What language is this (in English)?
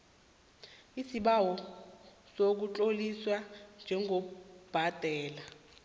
South Ndebele